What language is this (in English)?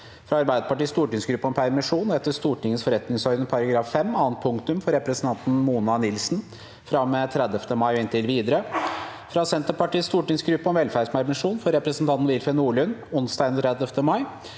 Norwegian